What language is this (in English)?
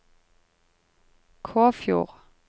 Norwegian